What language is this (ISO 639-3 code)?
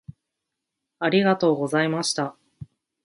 jpn